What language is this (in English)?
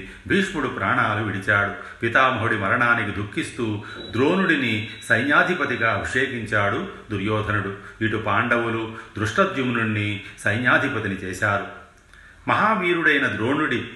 Telugu